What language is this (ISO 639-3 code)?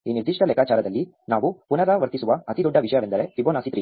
kan